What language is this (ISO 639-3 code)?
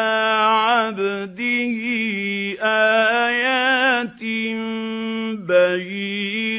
ara